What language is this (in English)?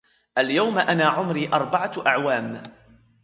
Arabic